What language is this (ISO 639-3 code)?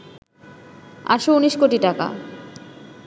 ben